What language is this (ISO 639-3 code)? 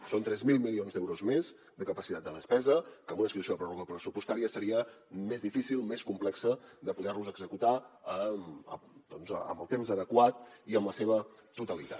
cat